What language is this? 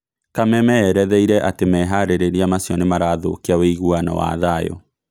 Kikuyu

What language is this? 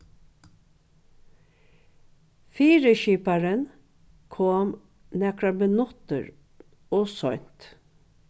Faroese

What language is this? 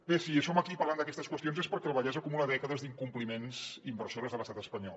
Catalan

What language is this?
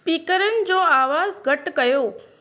Sindhi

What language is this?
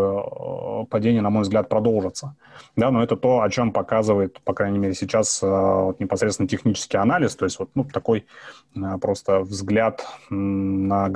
Russian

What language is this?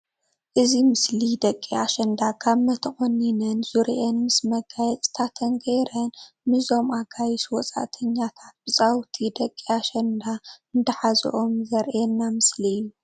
Tigrinya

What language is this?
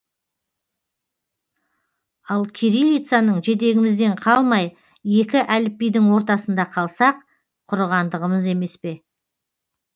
Kazakh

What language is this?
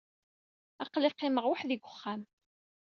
Kabyle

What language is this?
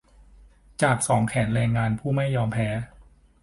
Thai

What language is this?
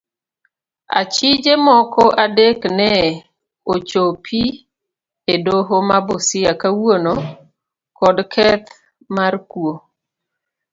Luo (Kenya and Tanzania)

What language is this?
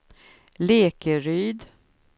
Swedish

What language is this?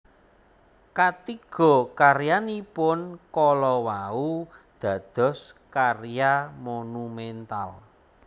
Javanese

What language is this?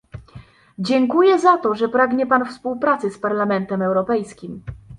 Polish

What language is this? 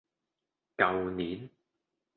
Cantonese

